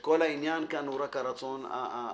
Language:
Hebrew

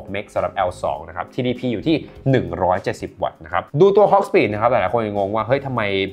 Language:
Thai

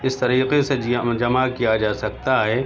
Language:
Urdu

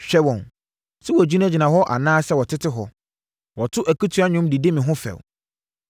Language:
Akan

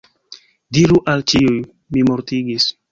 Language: Esperanto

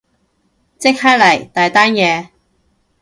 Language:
Cantonese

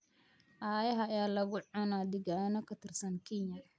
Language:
Somali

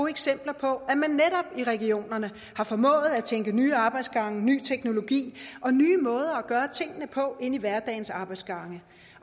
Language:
Danish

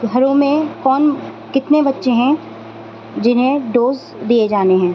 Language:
Urdu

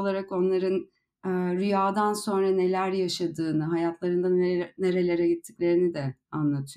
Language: Turkish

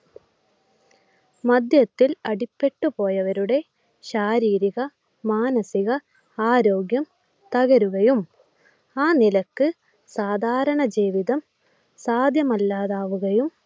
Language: Malayalam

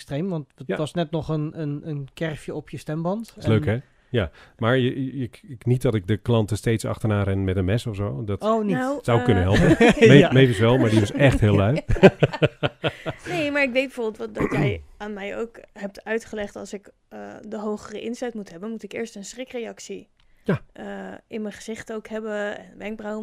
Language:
Dutch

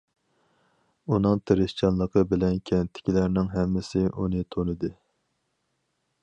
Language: Uyghur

